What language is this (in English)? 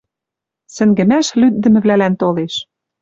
Western Mari